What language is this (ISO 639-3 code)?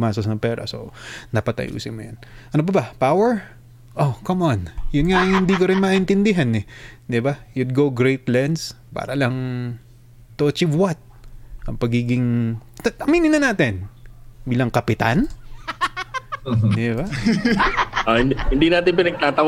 fil